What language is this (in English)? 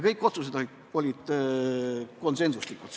Estonian